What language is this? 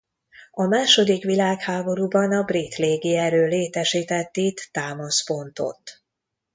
Hungarian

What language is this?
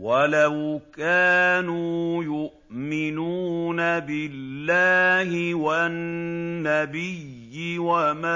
Arabic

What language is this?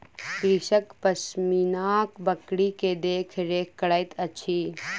Maithili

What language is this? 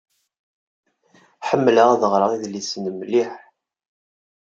Kabyle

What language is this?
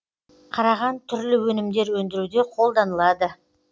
Kazakh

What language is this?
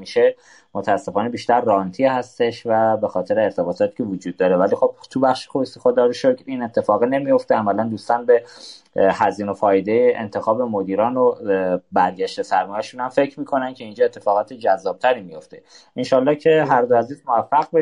Persian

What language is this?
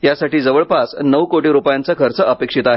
Marathi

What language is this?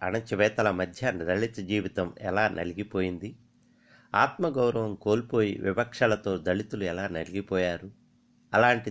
Telugu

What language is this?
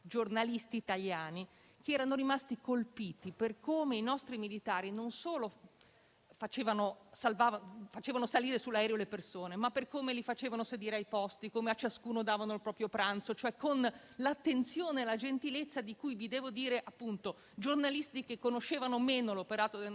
Italian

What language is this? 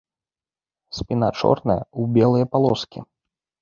Belarusian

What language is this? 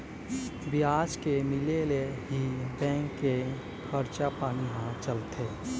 Chhattisgarhi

